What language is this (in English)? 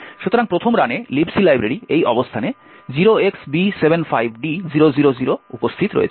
Bangla